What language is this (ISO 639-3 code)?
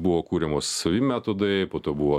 lit